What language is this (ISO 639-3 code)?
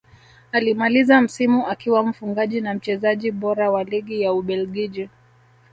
swa